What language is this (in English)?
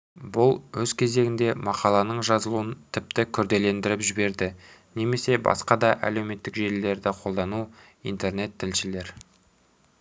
Kazakh